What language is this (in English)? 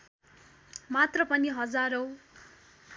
Nepali